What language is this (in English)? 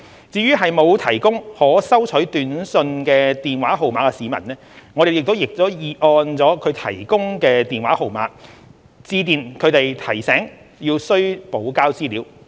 Cantonese